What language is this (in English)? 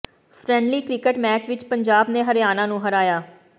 Punjabi